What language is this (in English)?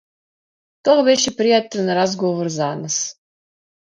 Macedonian